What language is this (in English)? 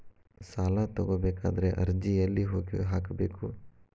Kannada